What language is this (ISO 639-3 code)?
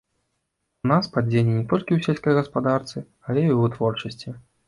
bel